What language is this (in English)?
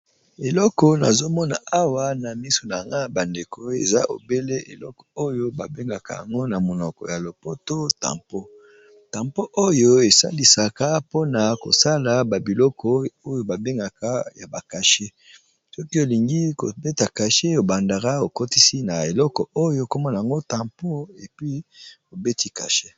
Lingala